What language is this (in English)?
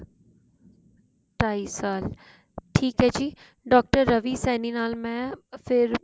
Punjabi